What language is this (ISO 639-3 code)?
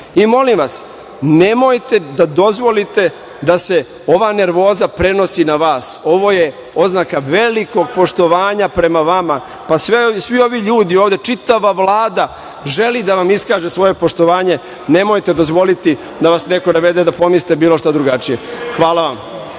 srp